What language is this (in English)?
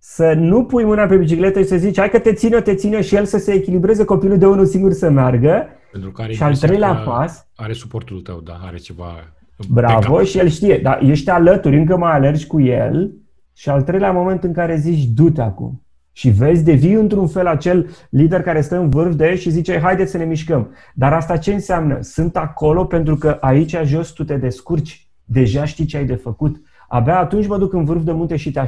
Romanian